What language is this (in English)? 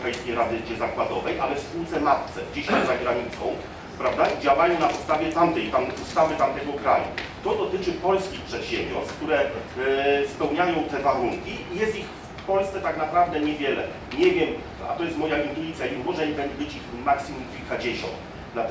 Polish